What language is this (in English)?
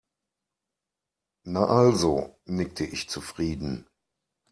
German